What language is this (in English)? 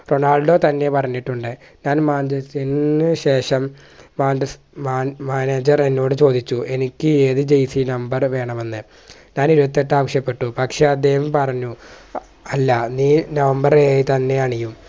Malayalam